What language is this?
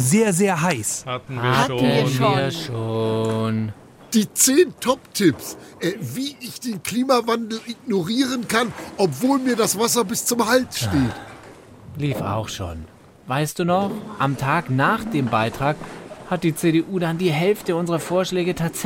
German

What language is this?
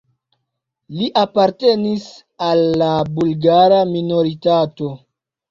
Esperanto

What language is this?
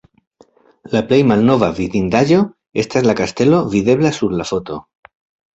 Esperanto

